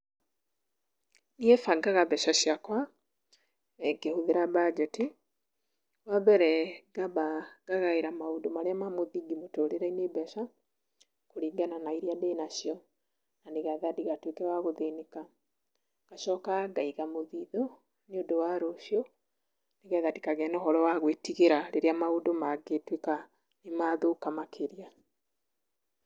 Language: Kikuyu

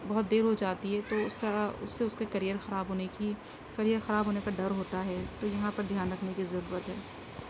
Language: Urdu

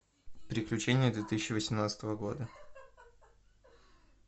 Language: Russian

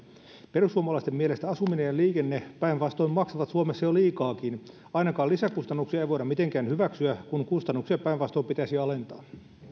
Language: Finnish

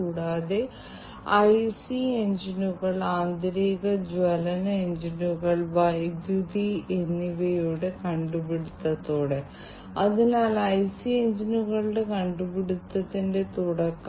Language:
Malayalam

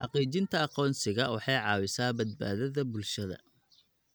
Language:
Somali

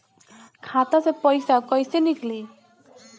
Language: Bhojpuri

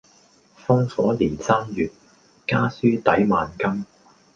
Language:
Cantonese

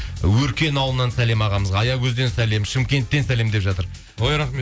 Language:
Kazakh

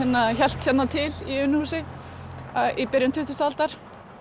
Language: Icelandic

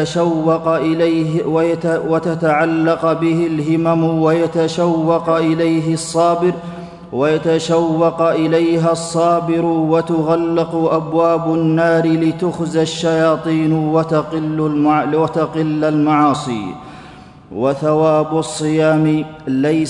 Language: Arabic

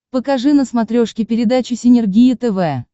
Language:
Russian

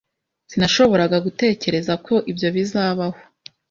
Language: Kinyarwanda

